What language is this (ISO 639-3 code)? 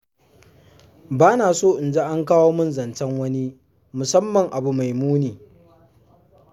hau